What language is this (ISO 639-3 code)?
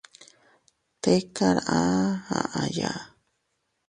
cut